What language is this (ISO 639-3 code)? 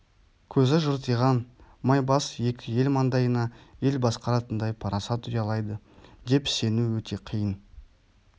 kaz